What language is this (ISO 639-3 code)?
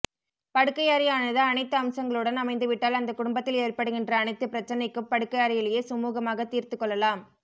tam